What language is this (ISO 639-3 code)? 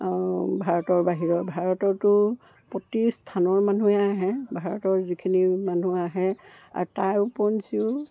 asm